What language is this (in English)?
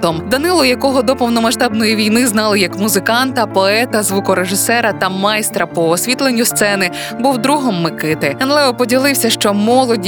Ukrainian